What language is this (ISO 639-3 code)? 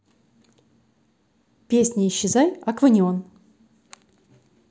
rus